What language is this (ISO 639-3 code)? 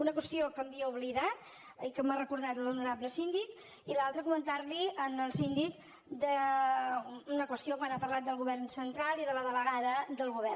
cat